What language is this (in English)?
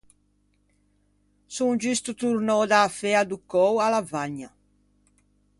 Ligurian